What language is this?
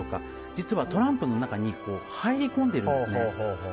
Japanese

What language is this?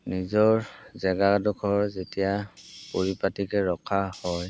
Assamese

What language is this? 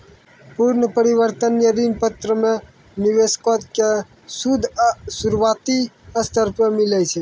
Maithili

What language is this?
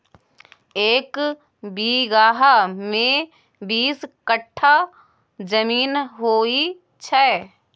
Maithili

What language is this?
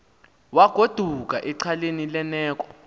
Xhosa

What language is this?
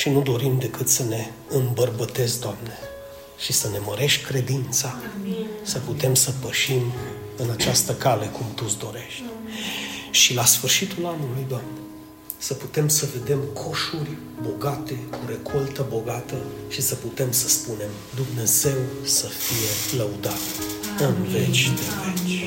Romanian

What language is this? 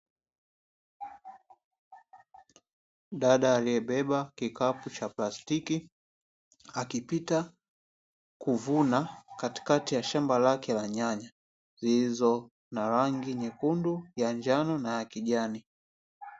Swahili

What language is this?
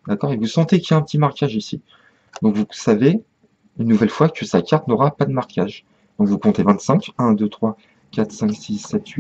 French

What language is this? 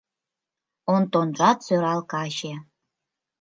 Mari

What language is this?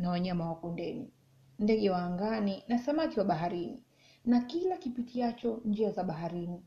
Swahili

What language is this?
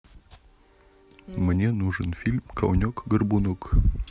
Russian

